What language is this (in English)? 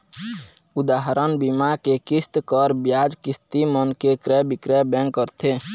Chhattisgarhi